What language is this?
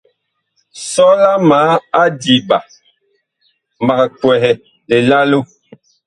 Bakoko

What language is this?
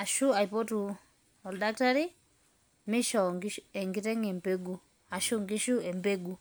Masai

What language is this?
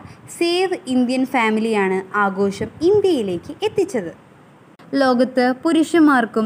Malayalam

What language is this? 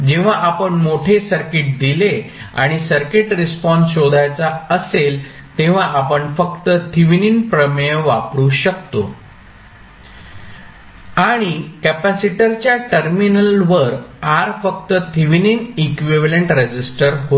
Marathi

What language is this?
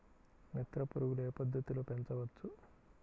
Telugu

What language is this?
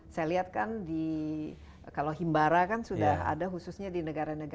Indonesian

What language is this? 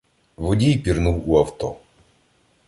Ukrainian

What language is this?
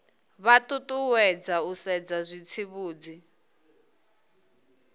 Venda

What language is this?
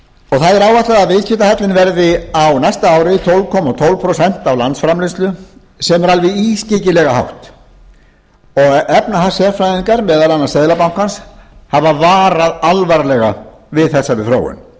Icelandic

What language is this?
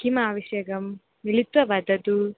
Sanskrit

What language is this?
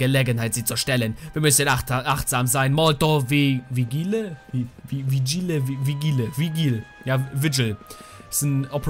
German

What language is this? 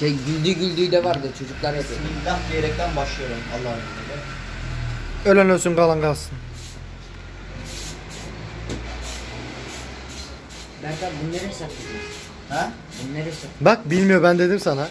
Turkish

